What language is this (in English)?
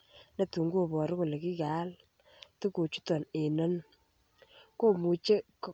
Kalenjin